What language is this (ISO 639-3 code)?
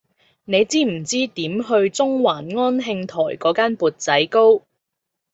yue